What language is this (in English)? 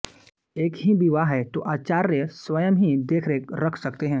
Hindi